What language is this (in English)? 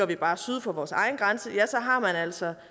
Danish